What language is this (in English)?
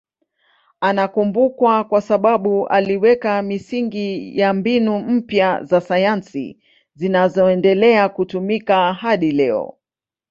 Swahili